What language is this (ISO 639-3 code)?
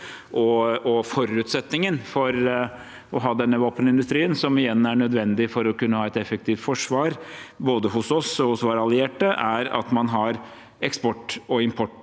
nor